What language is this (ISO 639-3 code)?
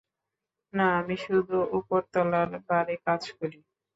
ben